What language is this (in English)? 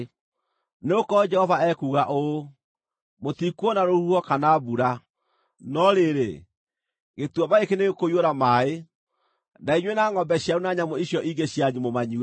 Kikuyu